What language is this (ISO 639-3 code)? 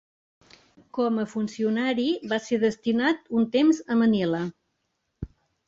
cat